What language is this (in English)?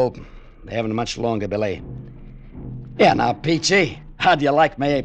English